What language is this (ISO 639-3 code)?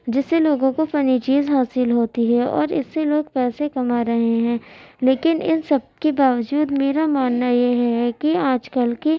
urd